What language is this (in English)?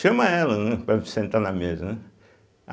Portuguese